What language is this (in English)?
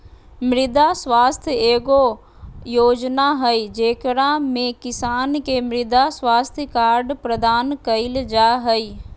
Magahi